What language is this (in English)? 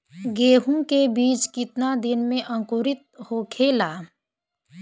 Bhojpuri